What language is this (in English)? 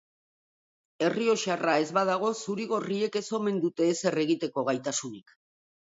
Basque